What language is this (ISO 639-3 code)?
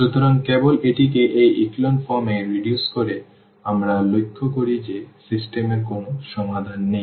ben